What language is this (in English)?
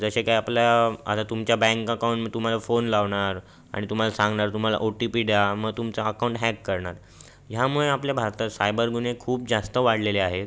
Marathi